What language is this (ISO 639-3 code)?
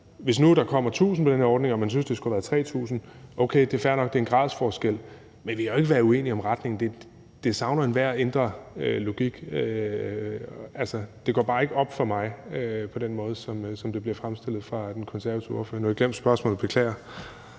dan